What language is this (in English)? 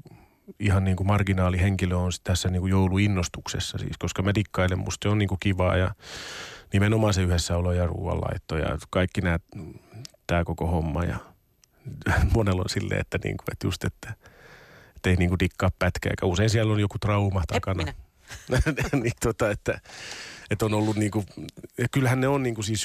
Finnish